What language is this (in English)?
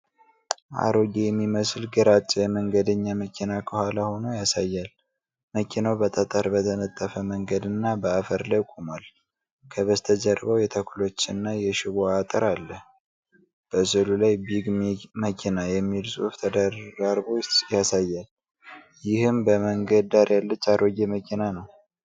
Amharic